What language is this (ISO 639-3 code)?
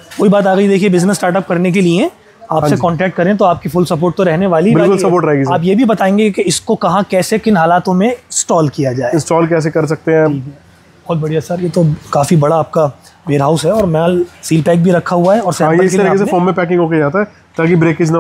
hin